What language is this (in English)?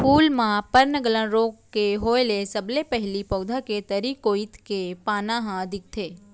Chhattisgarhi